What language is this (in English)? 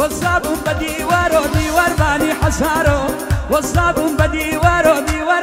Romanian